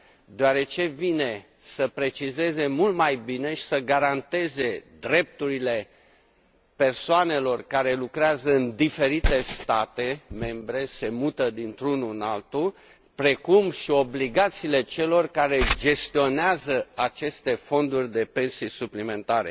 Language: Romanian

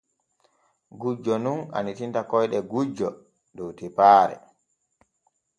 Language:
Borgu Fulfulde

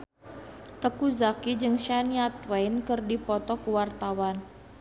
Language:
Sundanese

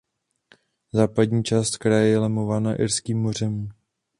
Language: Czech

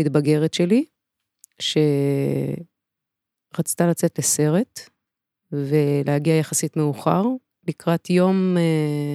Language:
Hebrew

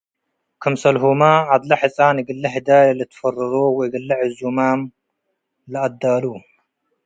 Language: Tigre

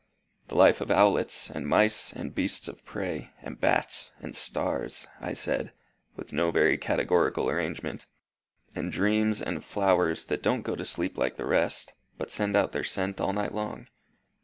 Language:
English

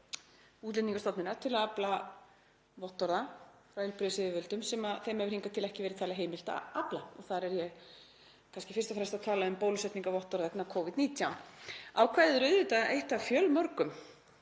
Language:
Icelandic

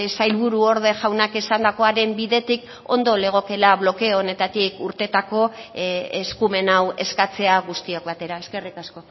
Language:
Basque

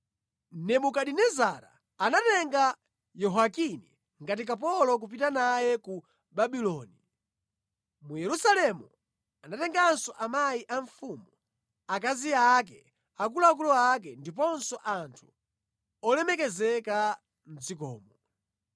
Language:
Nyanja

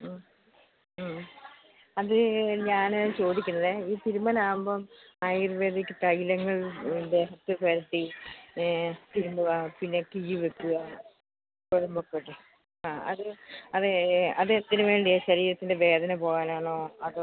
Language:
Malayalam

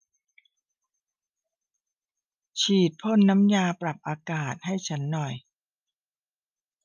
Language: Thai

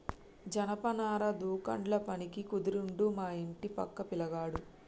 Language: Telugu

